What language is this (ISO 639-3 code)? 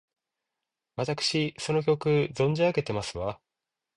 jpn